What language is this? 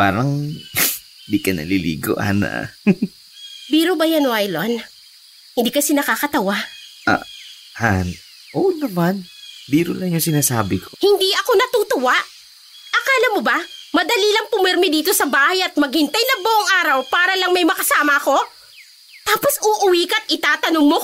Filipino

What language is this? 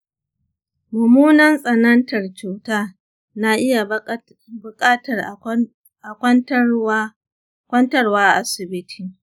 Hausa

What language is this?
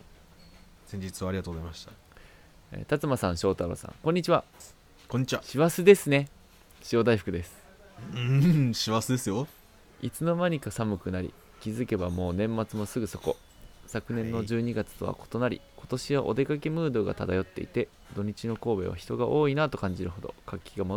Japanese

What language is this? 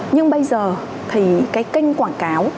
Vietnamese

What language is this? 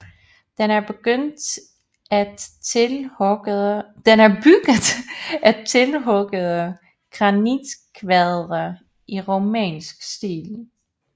Danish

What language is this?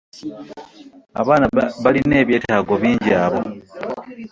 Ganda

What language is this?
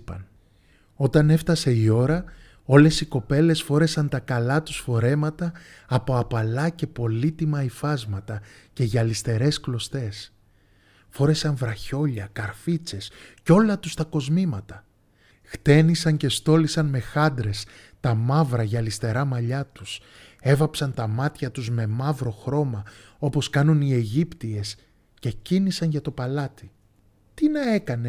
Greek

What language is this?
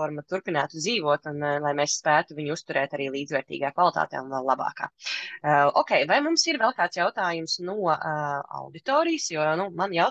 Latvian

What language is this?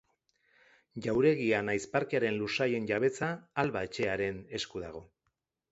Basque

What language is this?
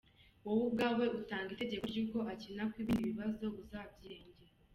Kinyarwanda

